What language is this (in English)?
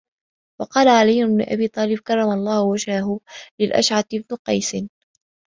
Arabic